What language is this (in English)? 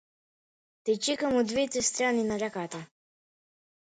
Macedonian